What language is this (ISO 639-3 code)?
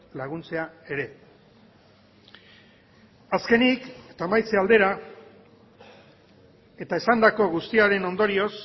eus